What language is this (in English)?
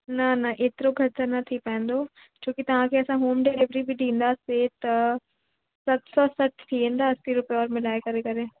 Sindhi